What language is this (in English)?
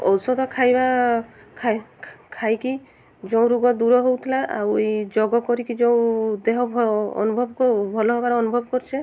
Odia